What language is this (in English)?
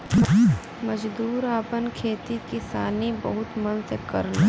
Bhojpuri